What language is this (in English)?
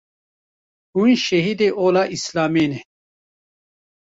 Kurdish